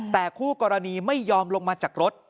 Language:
Thai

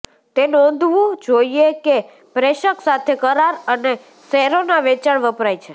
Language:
Gujarati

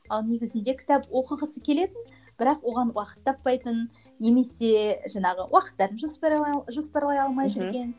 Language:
Kazakh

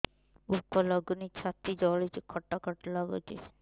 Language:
Odia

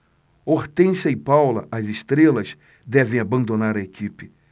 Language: Portuguese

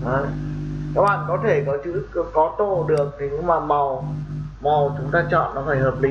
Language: Vietnamese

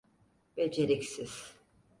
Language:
Turkish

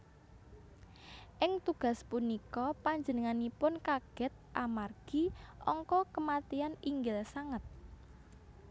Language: Javanese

